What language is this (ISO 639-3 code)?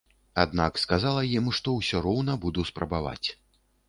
bel